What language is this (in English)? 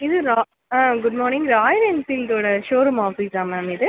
Tamil